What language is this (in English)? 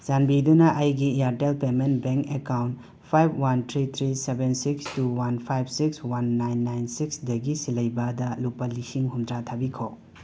Manipuri